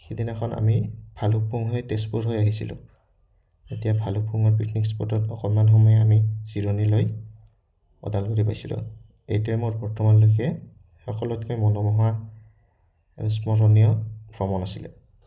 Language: Assamese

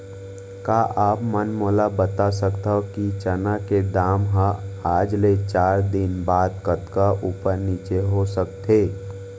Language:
Chhattisgarhi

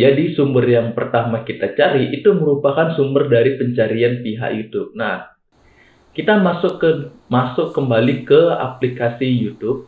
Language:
Indonesian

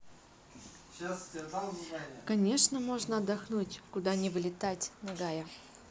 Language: Russian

